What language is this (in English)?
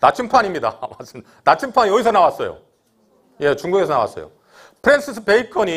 Korean